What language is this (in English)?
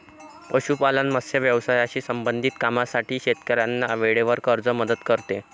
Marathi